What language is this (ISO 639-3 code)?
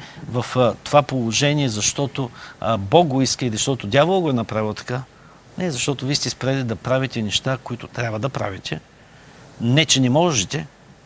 bul